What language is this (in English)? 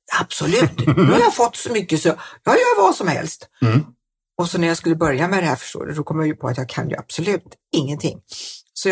Swedish